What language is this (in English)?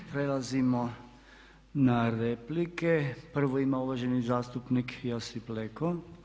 Croatian